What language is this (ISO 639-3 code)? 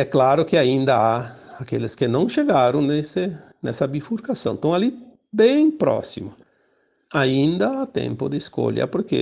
por